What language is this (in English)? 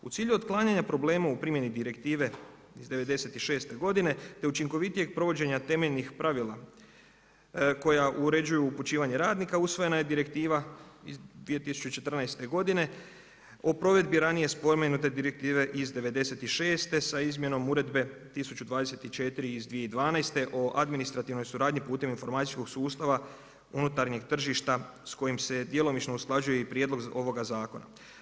Croatian